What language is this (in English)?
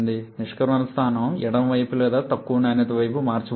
Telugu